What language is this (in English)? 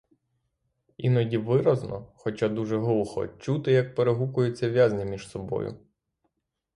Ukrainian